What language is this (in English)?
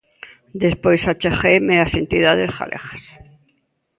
Galician